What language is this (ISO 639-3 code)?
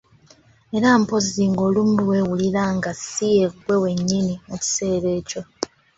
lug